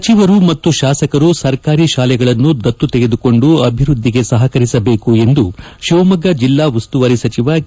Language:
Kannada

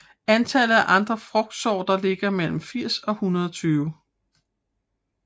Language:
Danish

